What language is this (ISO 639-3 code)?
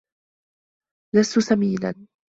ara